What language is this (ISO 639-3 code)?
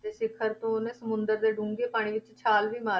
pan